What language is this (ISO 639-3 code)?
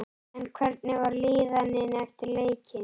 isl